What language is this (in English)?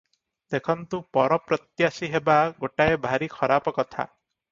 Odia